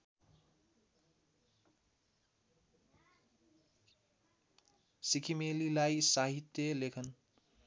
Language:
Nepali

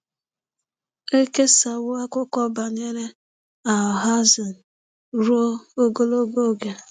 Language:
Igbo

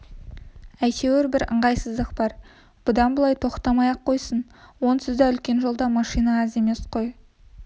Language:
Kazakh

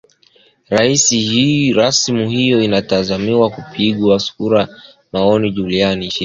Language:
Swahili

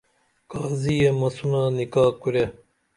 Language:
Dameli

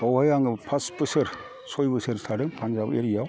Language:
Bodo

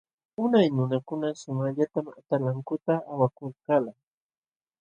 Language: Jauja Wanca Quechua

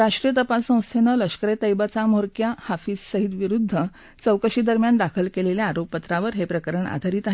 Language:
Marathi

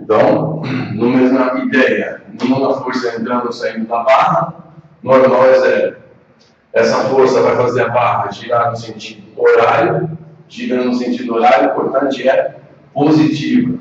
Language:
Portuguese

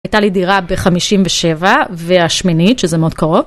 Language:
Hebrew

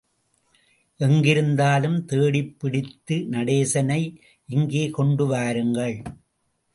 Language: Tamil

